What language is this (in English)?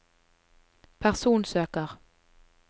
Norwegian